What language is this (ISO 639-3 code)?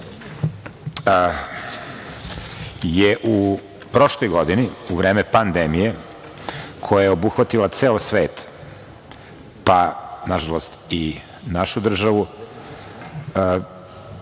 srp